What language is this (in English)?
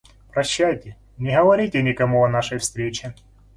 Russian